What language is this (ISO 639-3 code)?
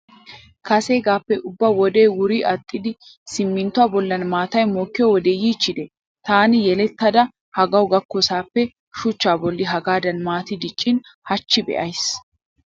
wal